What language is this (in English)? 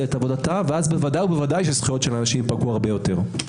Hebrew